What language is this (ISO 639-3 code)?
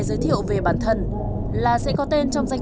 vie